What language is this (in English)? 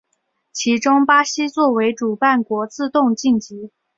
Chinese